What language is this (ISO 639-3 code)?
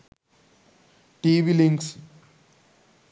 sin